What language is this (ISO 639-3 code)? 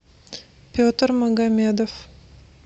rus